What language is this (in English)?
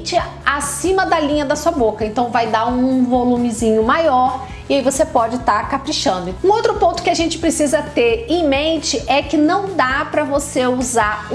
Portuguese